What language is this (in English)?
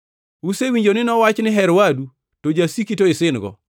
Luo (Kenya and Tanzania)